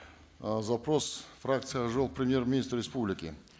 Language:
Kazakh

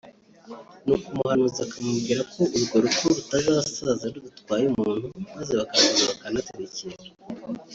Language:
Kinyarwanda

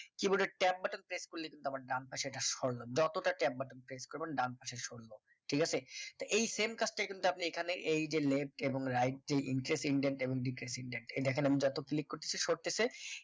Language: Bangla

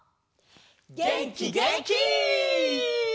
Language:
Japanese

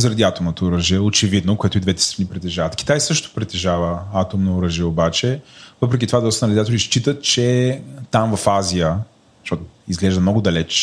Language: Bulgarian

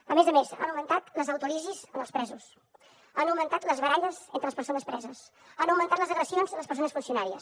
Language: Catalan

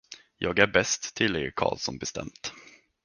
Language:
Swedish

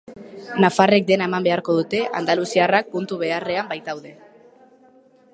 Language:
Basque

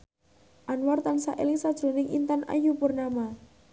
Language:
Javanese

